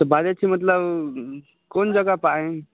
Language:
Maithili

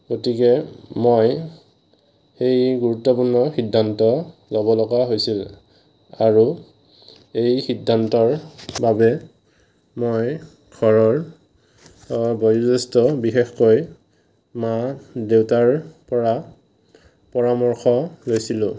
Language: Assamese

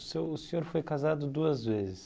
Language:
Portuguese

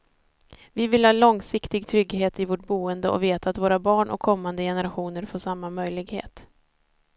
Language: Swedish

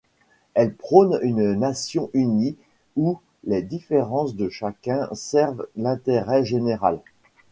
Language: French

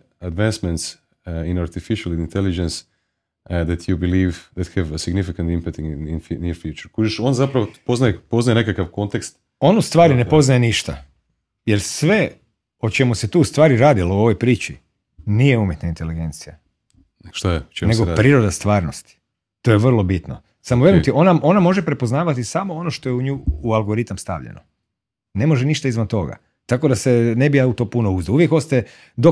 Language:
Croatian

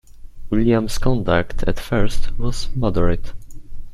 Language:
English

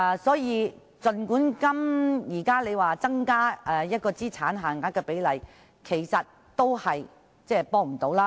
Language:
Cantonese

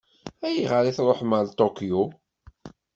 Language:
Kabyle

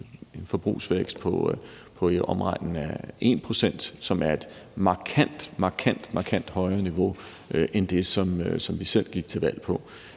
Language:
Danish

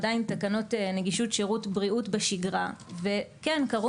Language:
Hebrew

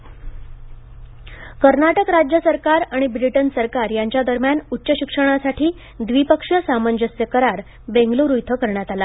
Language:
Marathi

